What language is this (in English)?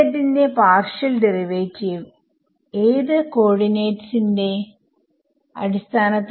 Malayalam